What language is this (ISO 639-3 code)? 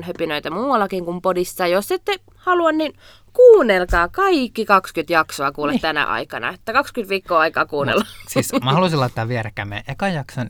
fin